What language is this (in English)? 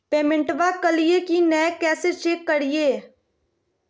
Magahi